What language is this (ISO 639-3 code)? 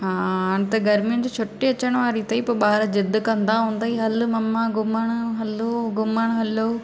snd